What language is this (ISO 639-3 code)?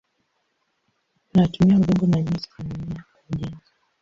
swa